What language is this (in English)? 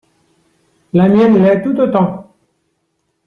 French